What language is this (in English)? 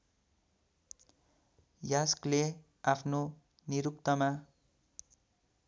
Nepali